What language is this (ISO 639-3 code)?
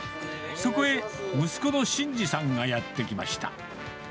jpn